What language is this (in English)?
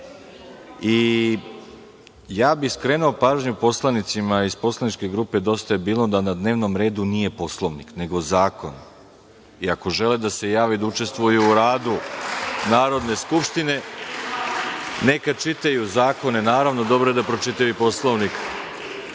Serbian